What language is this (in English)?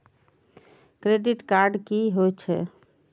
Maithili